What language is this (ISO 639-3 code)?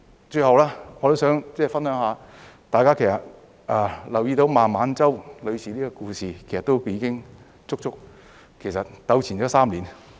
yue